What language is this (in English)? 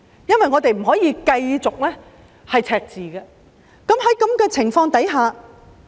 Cantonese